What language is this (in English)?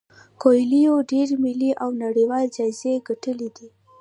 Pashto